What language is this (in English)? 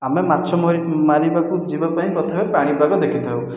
Odia